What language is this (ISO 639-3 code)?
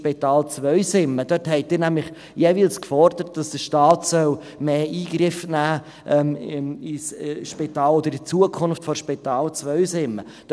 gsw